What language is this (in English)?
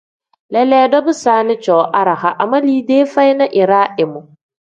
Tem